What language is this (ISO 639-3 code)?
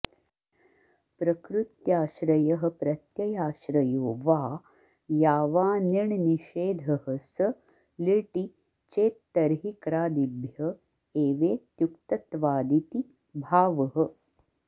san